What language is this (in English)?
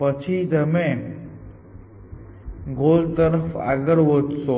Gujarati